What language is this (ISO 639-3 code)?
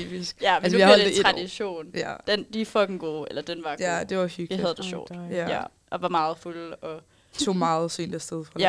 dan